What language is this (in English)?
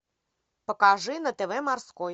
Russian